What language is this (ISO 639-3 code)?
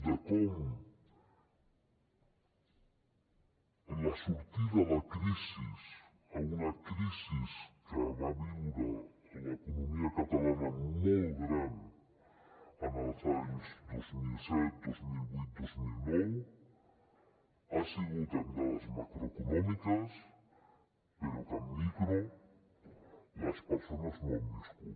cat